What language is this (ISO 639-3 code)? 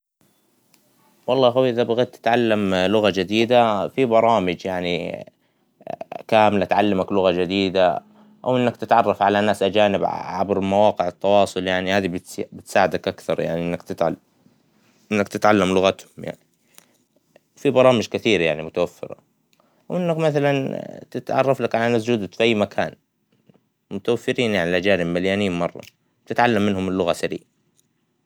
acw